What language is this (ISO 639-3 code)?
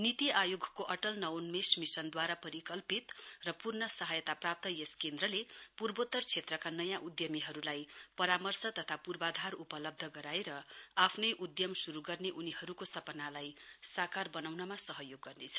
nep